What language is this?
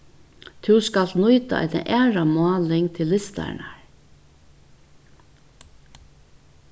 Faroese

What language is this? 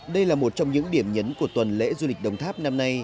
Vietnamese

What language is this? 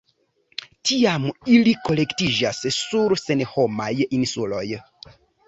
Esperanto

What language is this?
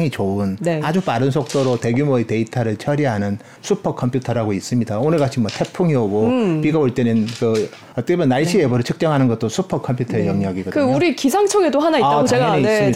Korean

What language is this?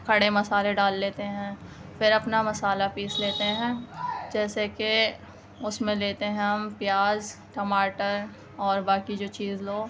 Urdu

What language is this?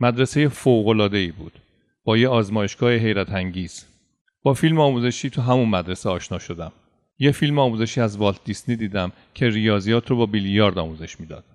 Persian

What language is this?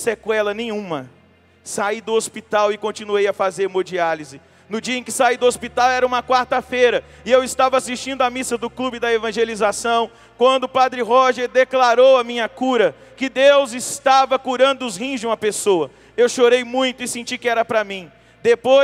Portuguese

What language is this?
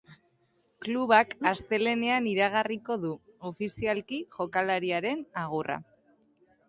Basque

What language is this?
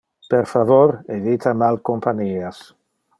Interlingua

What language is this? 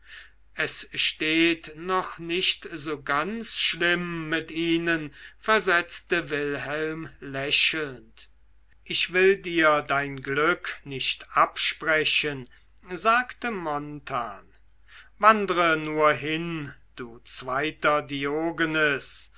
German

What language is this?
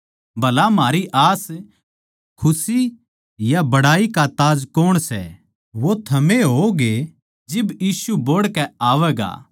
Haryanvi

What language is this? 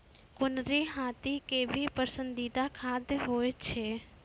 Maithili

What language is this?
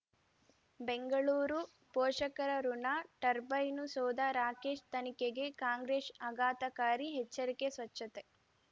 Kannada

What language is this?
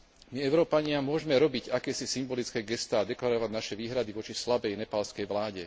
Slovak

